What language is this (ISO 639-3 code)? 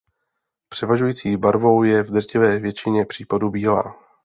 ces